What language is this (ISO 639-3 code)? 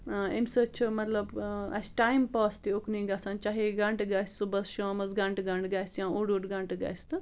kas